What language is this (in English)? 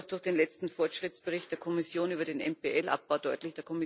German